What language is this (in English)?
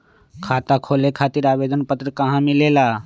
Magahi